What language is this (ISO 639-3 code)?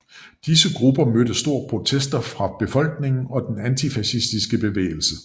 dan